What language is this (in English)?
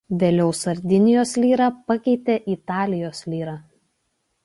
Lithuanian